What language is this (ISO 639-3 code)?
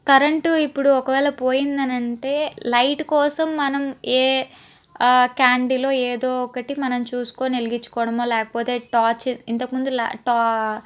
tel